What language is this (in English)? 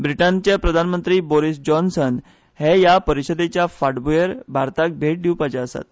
Konkani